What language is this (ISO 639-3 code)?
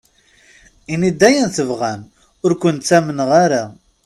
kab